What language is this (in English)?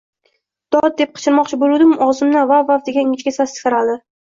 Uzbek